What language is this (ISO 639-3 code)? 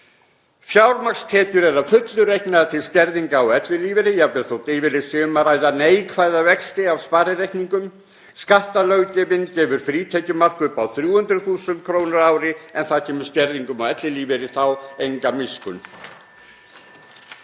isl